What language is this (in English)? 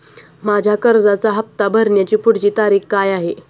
Marathi